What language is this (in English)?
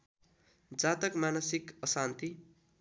Nepali